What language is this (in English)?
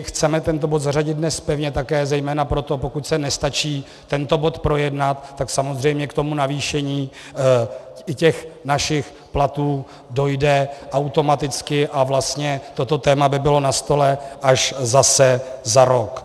Czech